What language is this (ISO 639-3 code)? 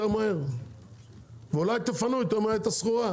heb